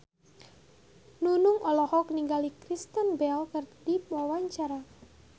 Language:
Sundanese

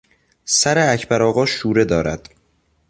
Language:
Persian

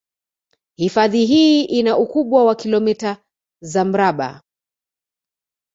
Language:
Swahili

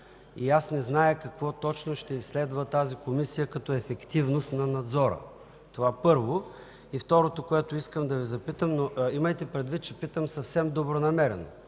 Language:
Bulgarian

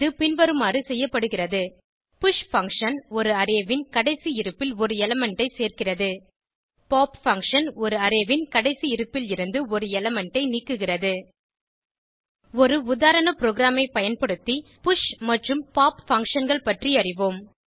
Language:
Tamil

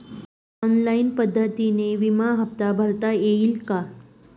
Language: Marathi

